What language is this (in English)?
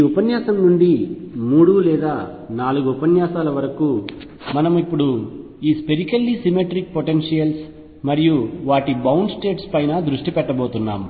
Telugu